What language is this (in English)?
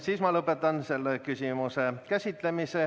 Estonian